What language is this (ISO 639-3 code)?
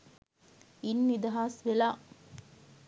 sin